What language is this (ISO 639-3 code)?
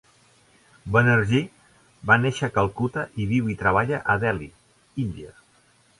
cat